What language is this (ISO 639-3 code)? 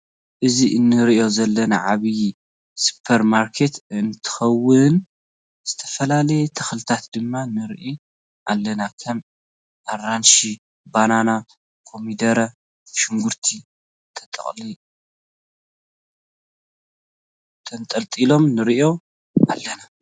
tir